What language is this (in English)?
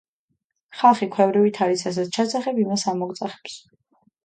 Georgian